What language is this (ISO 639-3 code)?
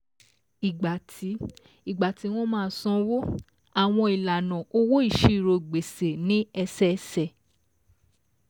yor